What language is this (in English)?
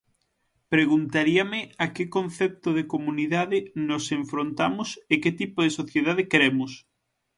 Galician